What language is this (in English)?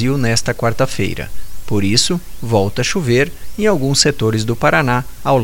Portuguese